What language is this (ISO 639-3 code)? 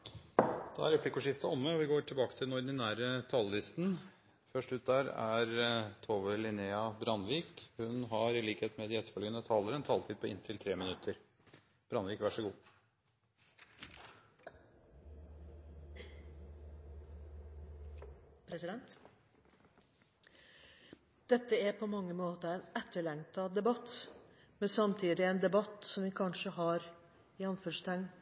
nob